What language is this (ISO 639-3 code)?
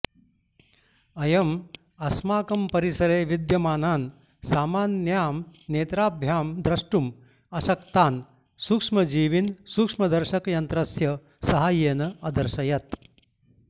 san